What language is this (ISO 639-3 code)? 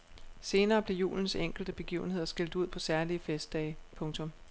dan